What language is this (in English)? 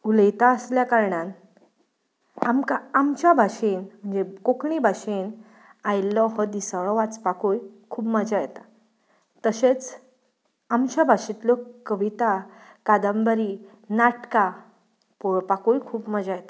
Konkani